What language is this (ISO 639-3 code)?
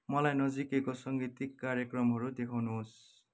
nep